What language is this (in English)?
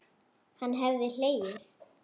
Icelandic